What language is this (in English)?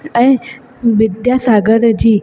Sindhi